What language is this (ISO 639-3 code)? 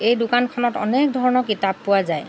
asm